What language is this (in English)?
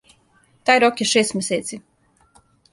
Serbian